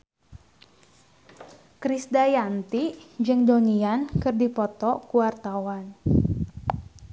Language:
Sundanese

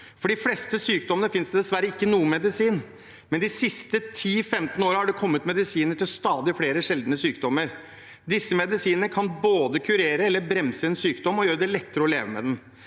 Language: Norwegian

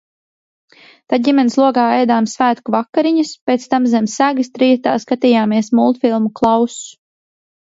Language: Latvian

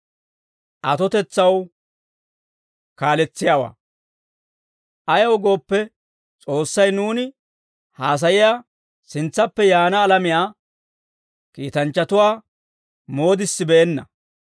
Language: Dawro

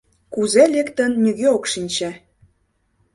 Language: Mari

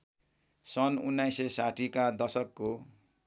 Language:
Nepali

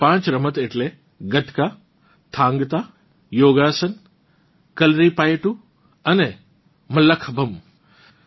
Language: Gujarati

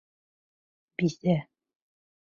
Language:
Bashkir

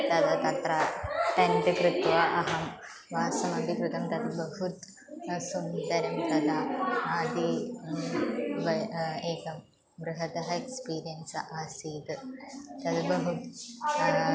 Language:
Sanskrit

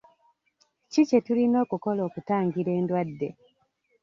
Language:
Ganda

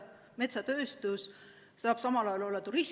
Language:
Estonian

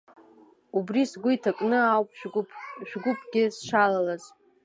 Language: Abkhazian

